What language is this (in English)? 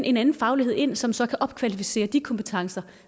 Danish